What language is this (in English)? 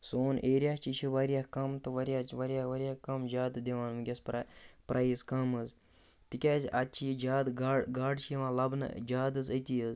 Kashmiri